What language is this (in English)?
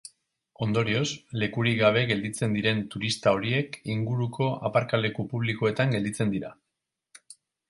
Basque